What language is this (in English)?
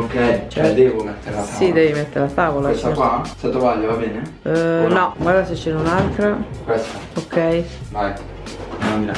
Italian